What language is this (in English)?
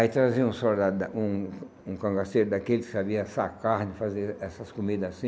Portuguese